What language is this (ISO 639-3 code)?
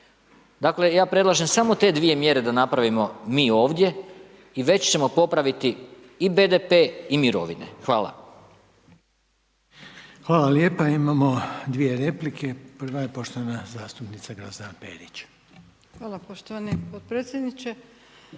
hrv